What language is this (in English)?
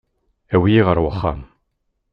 Kabyle